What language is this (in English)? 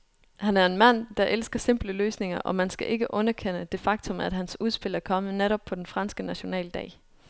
Danish